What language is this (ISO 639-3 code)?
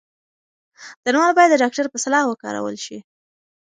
pus